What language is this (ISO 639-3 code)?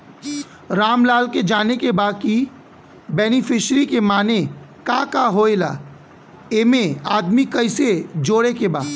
bho